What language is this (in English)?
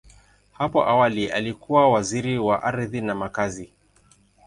Swahili